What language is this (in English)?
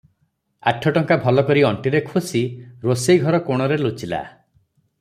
Odia